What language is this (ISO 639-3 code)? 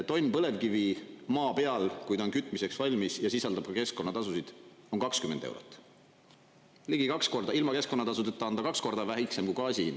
est